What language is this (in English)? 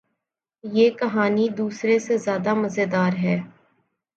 Urdu